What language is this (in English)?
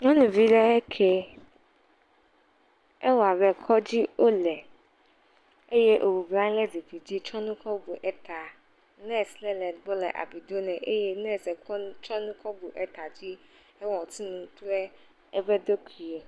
Ewe